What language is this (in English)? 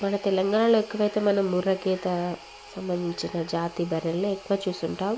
Telugu